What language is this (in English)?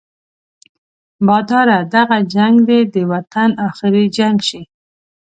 Pashto